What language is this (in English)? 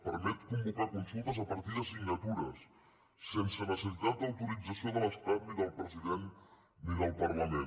Catalan